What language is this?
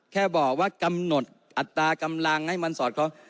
Thai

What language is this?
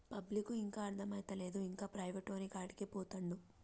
Telugu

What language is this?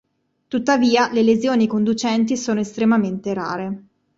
Italian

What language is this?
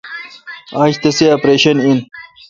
Kalkoti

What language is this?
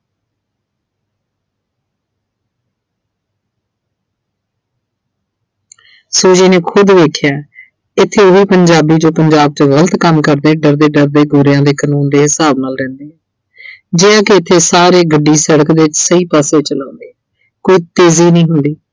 Punjabi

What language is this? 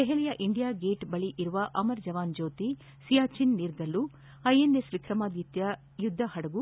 Kannada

